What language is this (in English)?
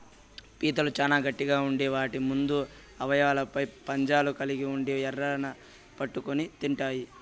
Telugu